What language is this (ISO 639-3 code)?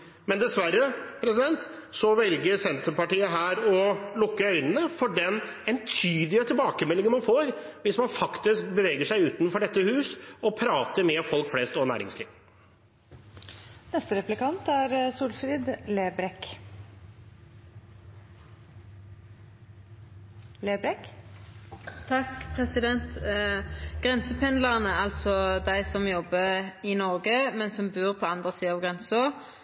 nor